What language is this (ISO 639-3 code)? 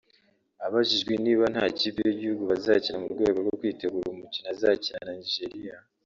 kin